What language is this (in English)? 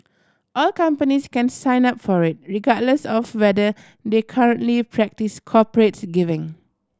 English